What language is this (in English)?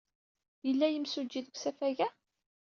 Kabyle